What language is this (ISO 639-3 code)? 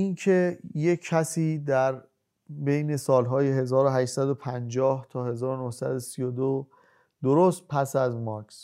fas